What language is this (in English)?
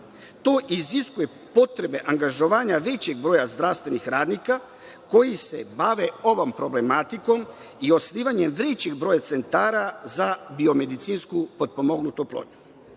Serbian